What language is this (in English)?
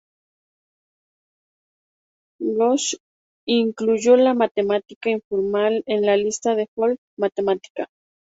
Spanish